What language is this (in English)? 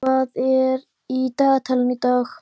Icelandic